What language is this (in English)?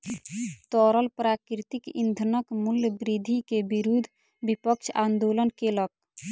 Maithili